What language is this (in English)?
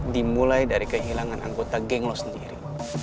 Indonesian